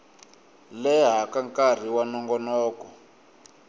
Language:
Tsonga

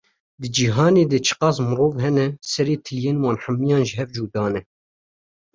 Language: Kurdish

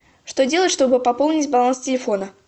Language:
Russian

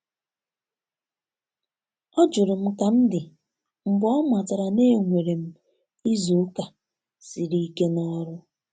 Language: Igbo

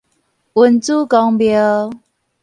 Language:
Min Nan Chinese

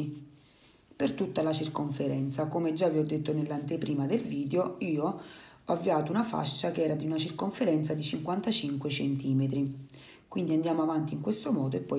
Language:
Italian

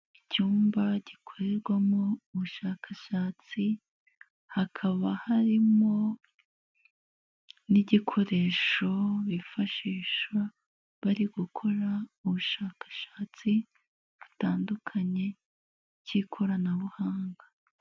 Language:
Kinyarwanda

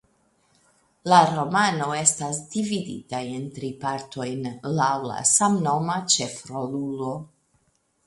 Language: Esperanto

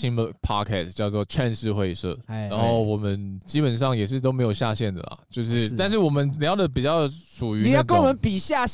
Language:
Chinese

